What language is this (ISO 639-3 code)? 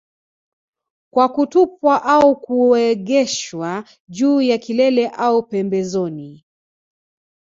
swa